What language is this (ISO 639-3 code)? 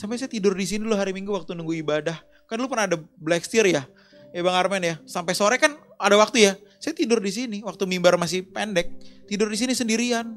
ind